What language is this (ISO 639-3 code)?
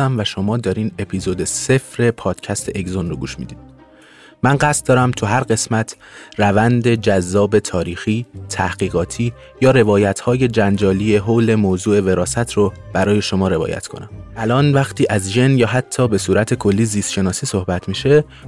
fas